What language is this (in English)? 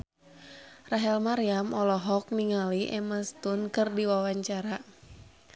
Sundanese